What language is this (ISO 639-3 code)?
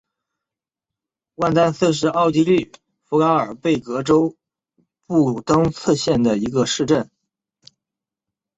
zho